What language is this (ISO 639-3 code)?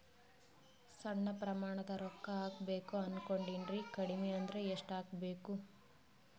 kan